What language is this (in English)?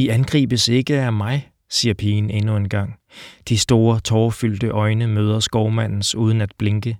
Danish